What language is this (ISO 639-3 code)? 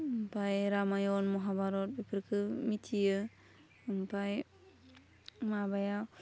brx